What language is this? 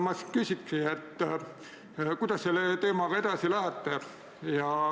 Estonian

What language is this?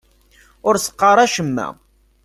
Kabyle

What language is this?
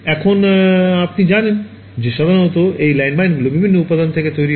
Bangla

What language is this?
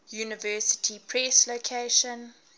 English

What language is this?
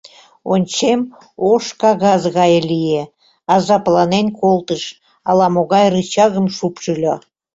Mari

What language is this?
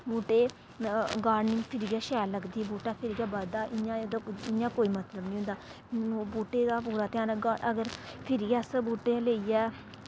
Dogri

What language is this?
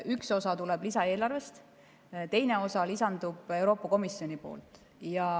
Estonian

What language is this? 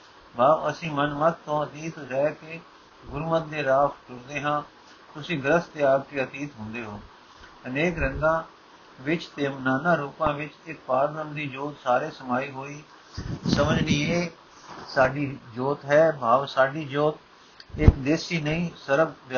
Punjabi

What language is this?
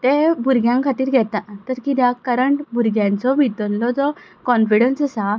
Konkani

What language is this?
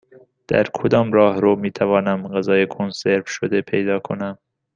Persian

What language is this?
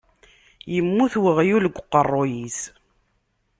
Kabyle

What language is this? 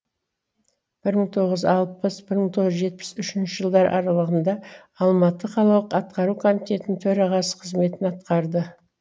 Kazakh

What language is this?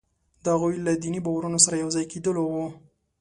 Pashto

